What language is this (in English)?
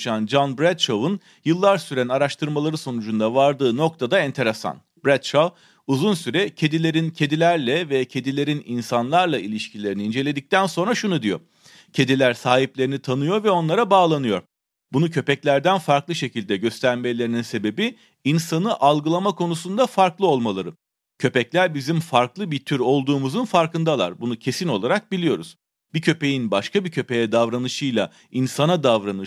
Turkish